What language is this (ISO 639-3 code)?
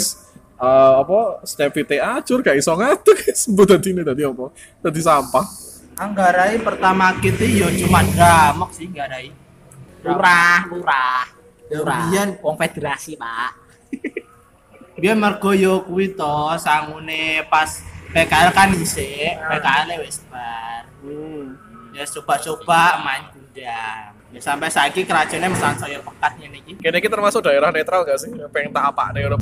ind